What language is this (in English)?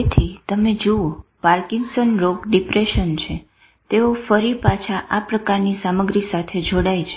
Gujarati